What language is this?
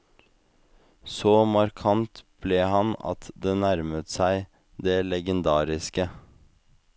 Norwegian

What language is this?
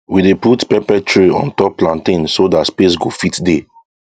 Nigerian Pidgin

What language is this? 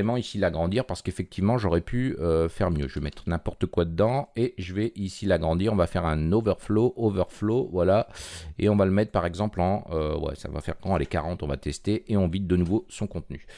French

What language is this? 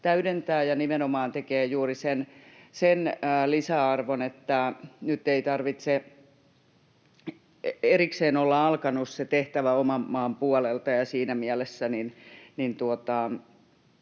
Finnish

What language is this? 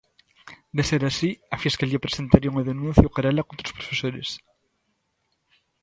Galician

